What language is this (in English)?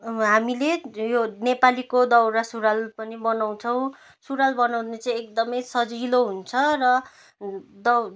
Nepali